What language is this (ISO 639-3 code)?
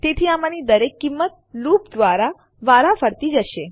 guj